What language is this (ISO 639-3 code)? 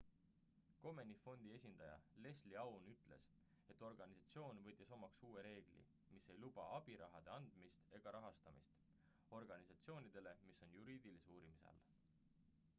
est